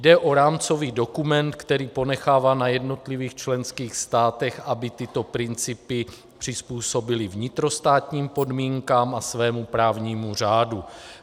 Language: Czech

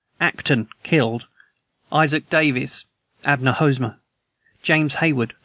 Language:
English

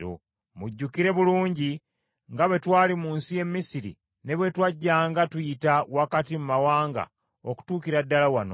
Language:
Ganda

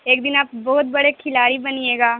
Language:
Urdu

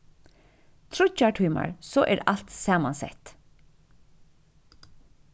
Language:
Faroese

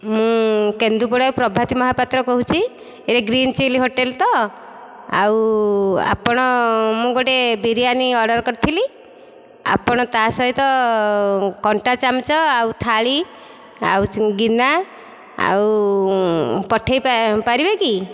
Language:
Odia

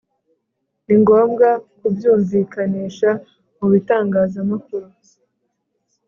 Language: Kinyarwanda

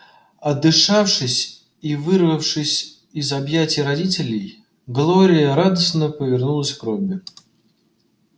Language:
Russian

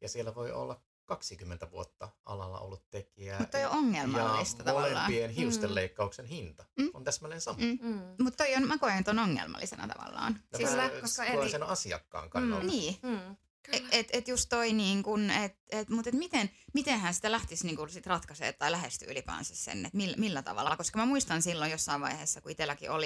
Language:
Finnish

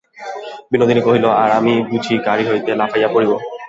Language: Bangla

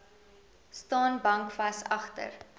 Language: Afrikaans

